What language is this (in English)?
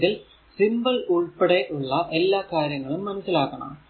Malayalam